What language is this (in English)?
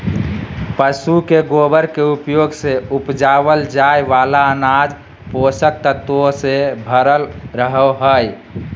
Magahi